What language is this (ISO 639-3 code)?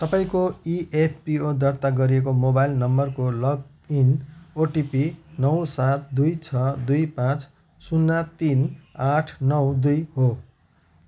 nep